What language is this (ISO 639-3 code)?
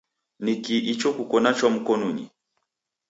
dav